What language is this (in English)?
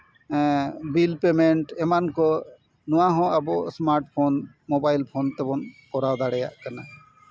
Santali